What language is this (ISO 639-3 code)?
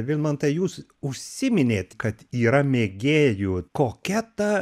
lit